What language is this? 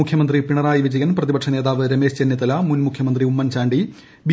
Malayalam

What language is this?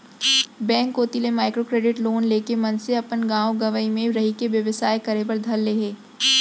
Chhattisgarhi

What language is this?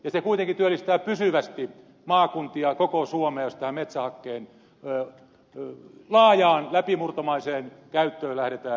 Finnish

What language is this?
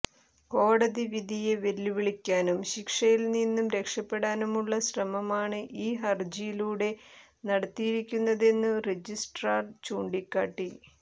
Malayalam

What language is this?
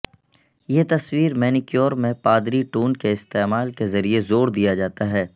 Urdu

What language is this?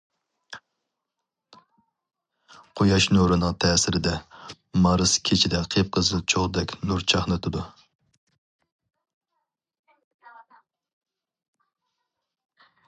Uyghur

